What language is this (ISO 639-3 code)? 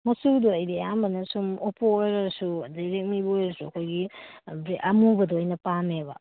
mni